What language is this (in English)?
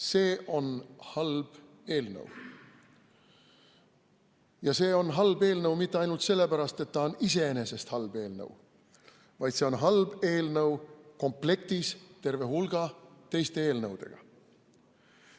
Estonian